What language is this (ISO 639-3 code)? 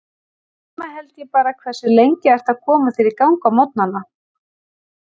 isl